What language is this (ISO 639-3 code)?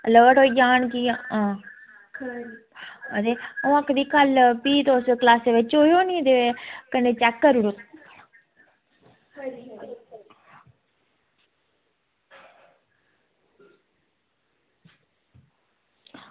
doi